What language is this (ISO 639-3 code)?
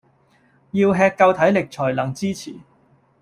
yue